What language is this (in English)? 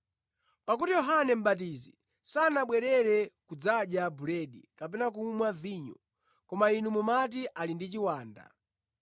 Nyanja